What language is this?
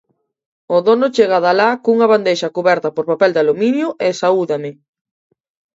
Galician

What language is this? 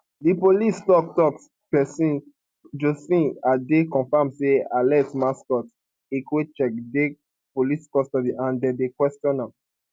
Nigerian Pidgin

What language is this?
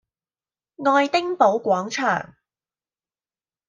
Cantonese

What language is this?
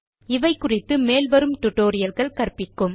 Tamil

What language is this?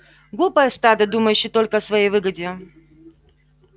Russian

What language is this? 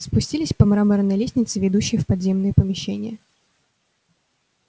Russian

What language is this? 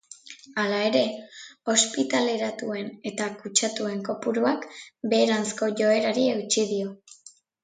Basque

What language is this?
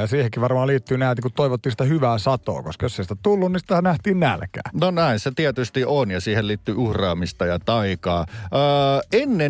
Finnish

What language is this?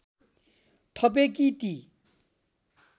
Nepali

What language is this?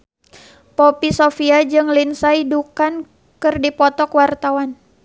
Sundanese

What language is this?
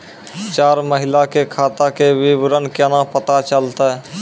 Maithili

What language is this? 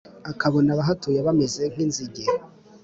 Kinyarwanda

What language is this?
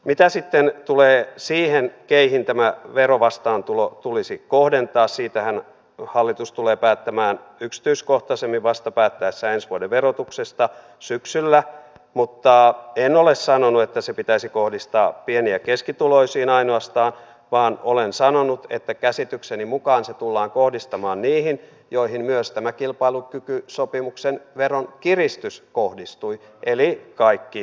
Finnish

